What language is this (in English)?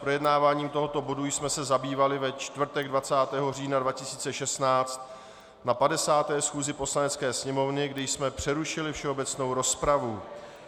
Czech